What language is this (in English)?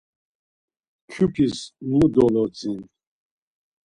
Laz